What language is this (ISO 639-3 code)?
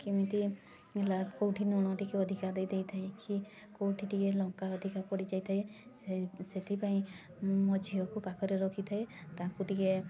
ori